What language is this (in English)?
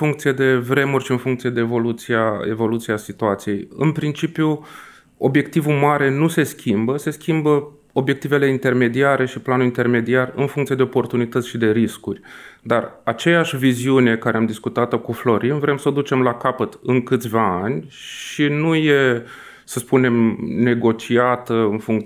Romanian